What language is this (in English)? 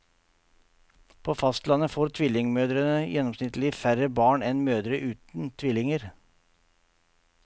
Norwegian